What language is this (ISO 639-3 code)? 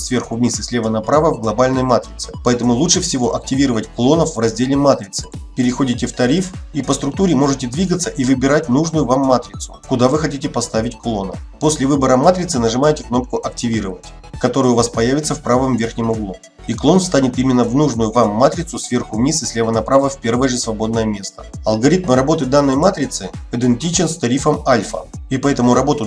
rus